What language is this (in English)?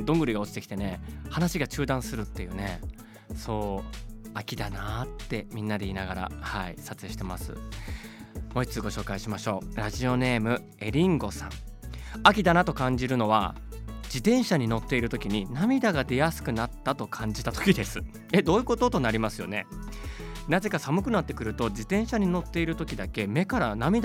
Japanese